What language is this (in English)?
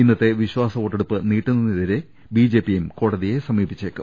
Malayalam